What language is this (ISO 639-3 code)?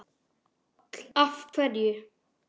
isl